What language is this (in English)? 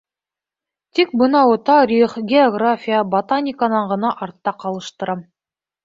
Bashkir